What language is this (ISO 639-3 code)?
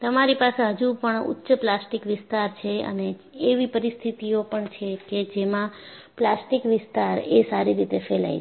guj